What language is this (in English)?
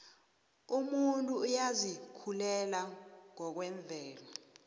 South Ndebele